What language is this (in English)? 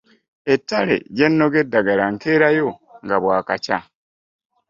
Ganda